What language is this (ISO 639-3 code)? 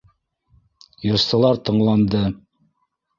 bak